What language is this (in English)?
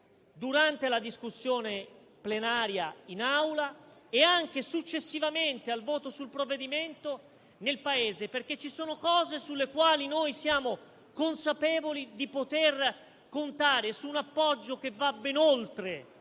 Italian